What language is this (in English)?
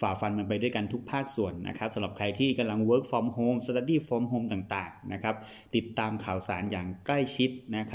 Thai